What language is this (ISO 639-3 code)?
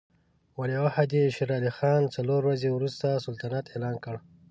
pus